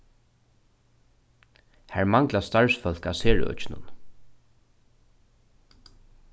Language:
Faroese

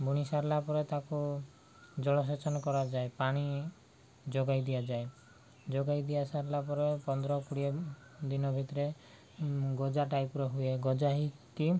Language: Odia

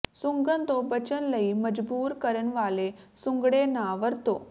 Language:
Punjabi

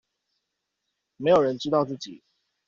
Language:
Chinese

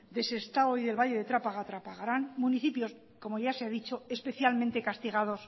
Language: Spanish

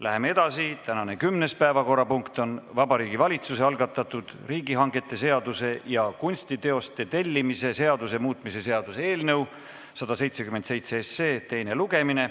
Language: Estonian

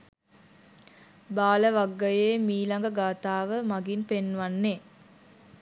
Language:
Sinhala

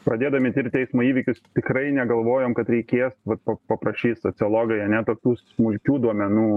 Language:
Lithuanian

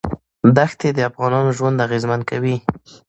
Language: Pashto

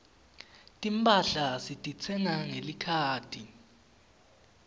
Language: Swati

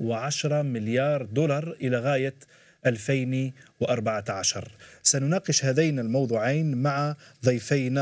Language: Arabic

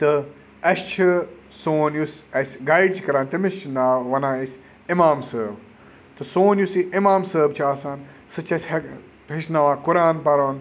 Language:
Kashmiri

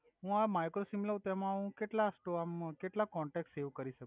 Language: Gujarati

